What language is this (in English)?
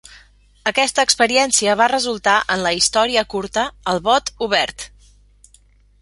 Catalan